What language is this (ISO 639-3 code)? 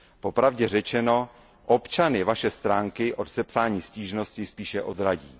ces